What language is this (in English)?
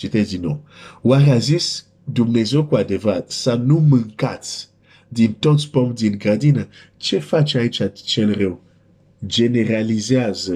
Romanian